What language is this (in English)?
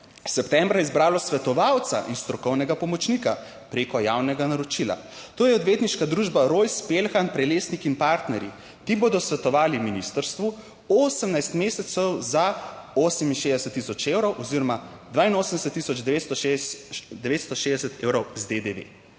Slovenian